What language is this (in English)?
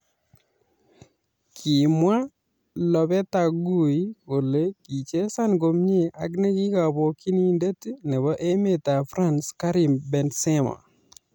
Kalenjin